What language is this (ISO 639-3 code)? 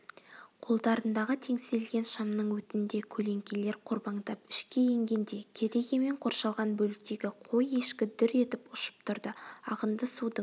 kaz